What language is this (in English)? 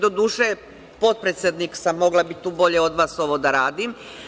Serbian